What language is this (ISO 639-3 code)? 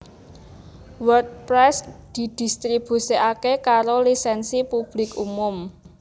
jav